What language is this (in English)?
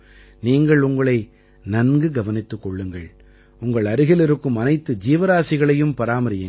Tamil